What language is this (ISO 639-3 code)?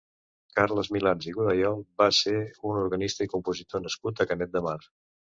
cat